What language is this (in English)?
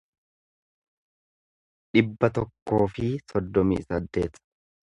Oromo